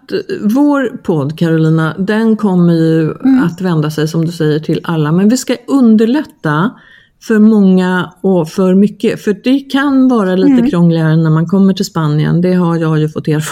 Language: Swedish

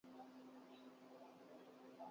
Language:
Urdu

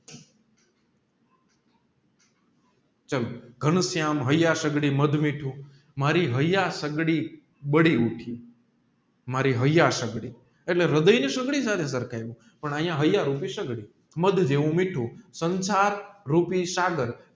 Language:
Gujarati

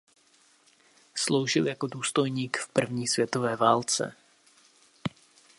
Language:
Czech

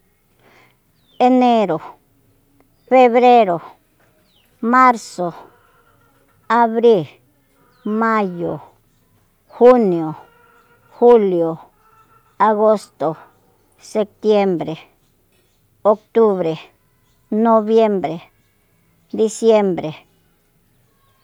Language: Soyaltepec Mazatec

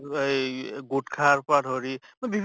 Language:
Assamese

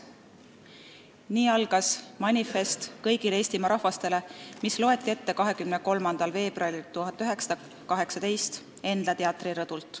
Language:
Estonian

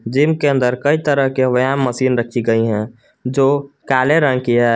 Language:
Hindi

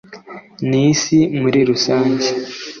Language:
Kinyarwanda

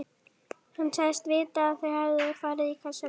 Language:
Icelandic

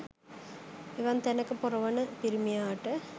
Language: Sinhala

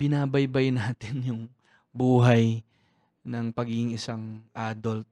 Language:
Filipino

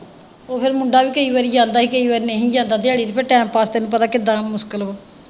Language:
Punjabi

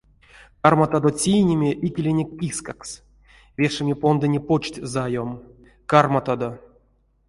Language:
Erzya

